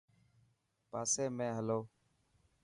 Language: Dhatki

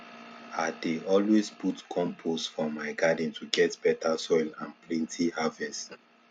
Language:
Nigerian Pidgin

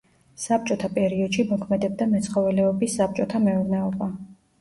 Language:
Georgian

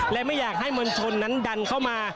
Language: Thai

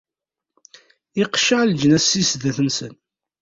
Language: Kabyle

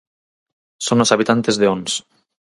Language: Galician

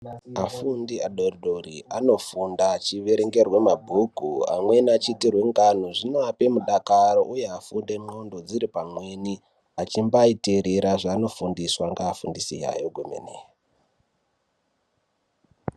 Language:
Ndau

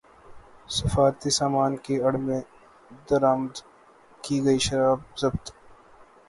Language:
Urdu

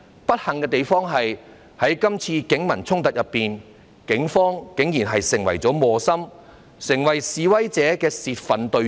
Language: Cantonese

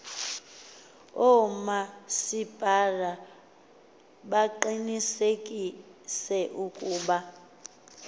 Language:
Xhosa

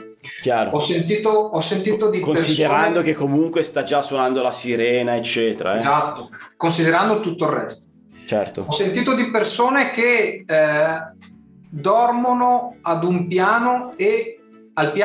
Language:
Italian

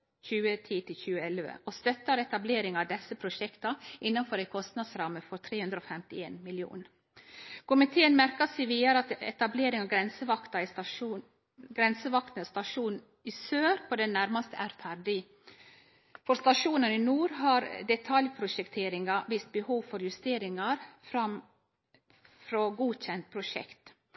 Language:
Norwegian Nynorsk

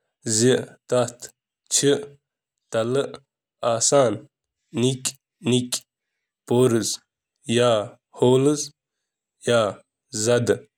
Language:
Kashmiri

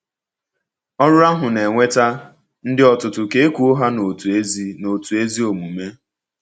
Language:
Igbo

